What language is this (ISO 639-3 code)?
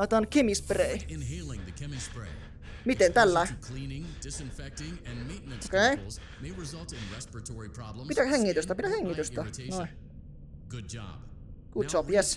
fin